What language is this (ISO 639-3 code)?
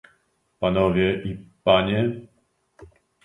pol